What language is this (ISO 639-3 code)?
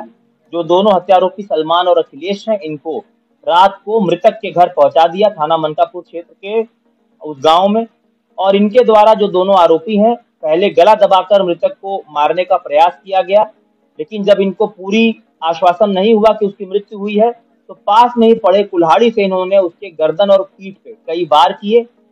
hin